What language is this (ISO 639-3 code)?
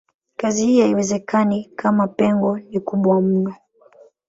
swa